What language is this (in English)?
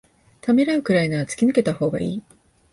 Japanese